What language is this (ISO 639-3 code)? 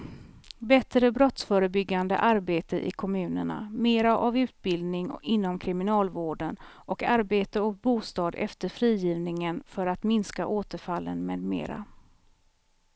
swe